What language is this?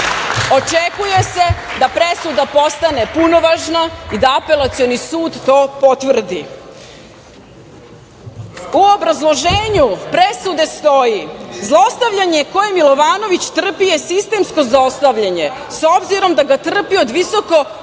Serbian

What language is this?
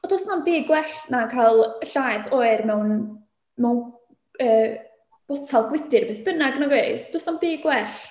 Welsh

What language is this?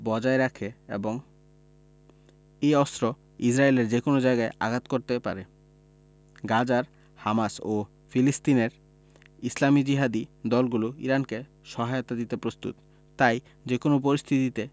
Bangla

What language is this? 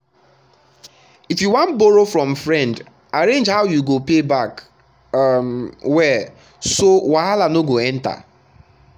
Nigerian Pidgin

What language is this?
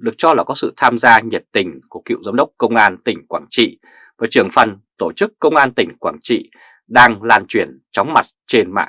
Vietnamese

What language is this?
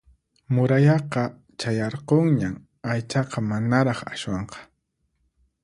Puno Quechua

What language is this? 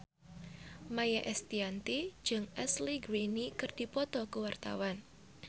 Sundanese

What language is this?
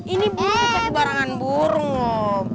Indonesian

